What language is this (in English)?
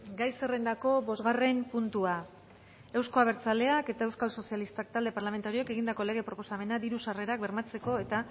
Basque